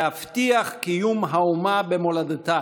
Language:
Hebrew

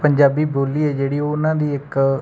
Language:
Punjabi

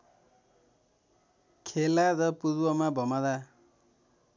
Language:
Nepali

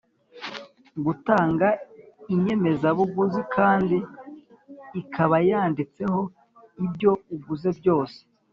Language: Kinyarwanda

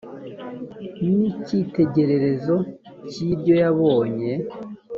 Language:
Kinyarwanda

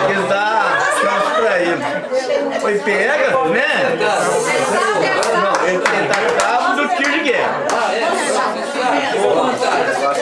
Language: Portuguese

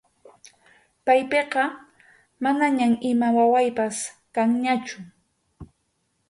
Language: Arequipa-La Unión Quechua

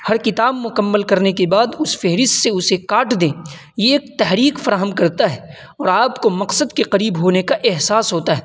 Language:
Urdu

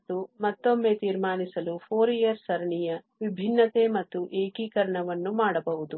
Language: Kannada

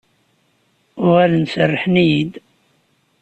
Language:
Kabyle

